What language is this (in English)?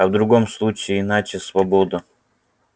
Russian